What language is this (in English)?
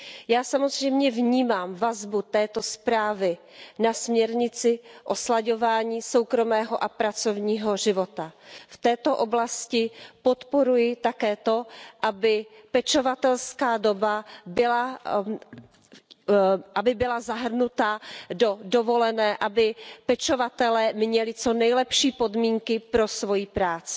Czech